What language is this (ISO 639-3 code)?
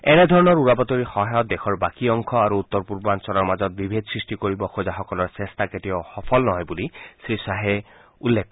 asm